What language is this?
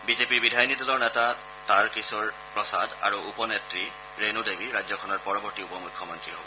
Assamese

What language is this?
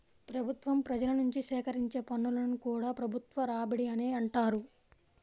Telugu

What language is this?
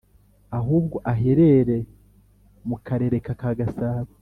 Kinyarwanda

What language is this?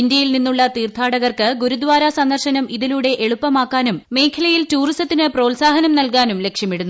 Malayalam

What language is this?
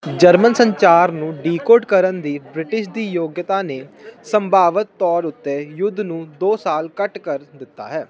Punjabi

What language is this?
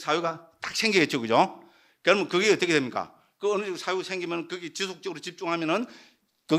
Korean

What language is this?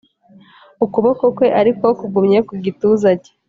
Kinyarwanda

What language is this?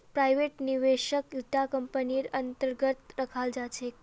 Magahi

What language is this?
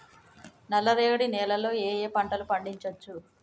Telugu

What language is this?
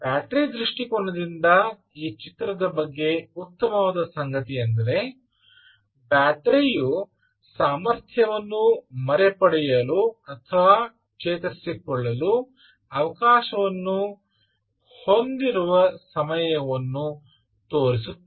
Kannada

